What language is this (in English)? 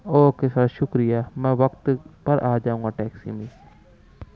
Urdu